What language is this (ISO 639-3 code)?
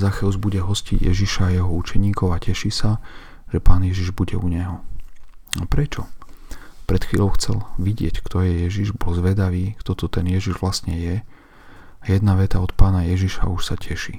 slk